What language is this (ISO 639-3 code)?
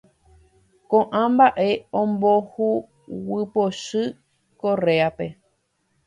grn